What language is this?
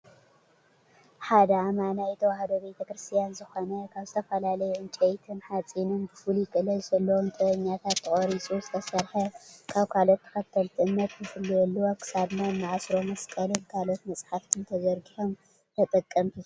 Tigrinya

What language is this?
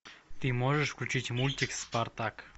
Russian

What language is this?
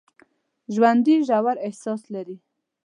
Pashto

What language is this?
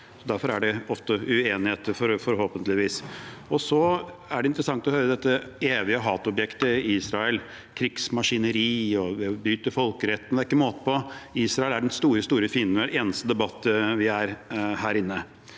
Norwegian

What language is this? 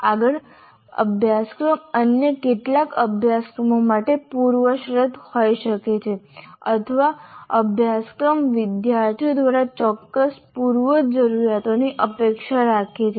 Gujarati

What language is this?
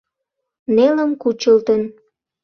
Mari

